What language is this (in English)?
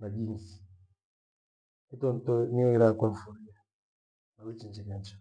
Gweno